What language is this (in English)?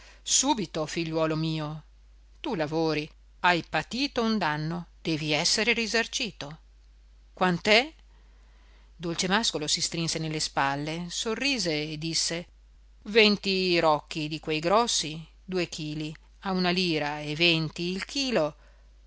Italian